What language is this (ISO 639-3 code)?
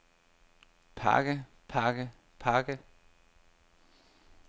dan